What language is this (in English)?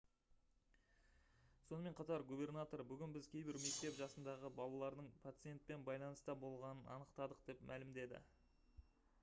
Kazakh